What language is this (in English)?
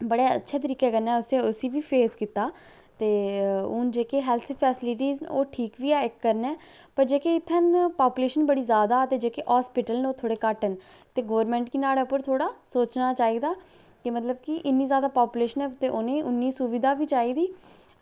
Dogri